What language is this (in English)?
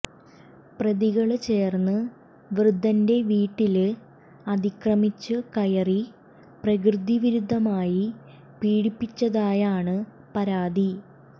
Malayalam